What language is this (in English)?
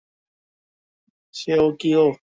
Bangla